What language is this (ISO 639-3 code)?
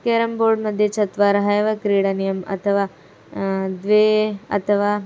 san